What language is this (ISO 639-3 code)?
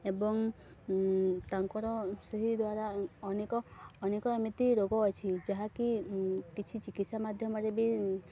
ori